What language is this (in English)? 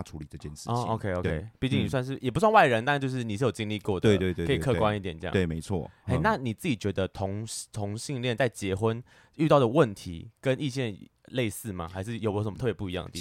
Chinese